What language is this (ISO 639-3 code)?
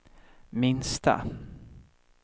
swe